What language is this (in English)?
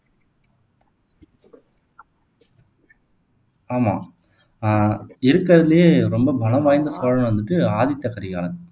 Tamil